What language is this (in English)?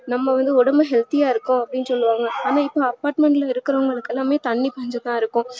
Tamil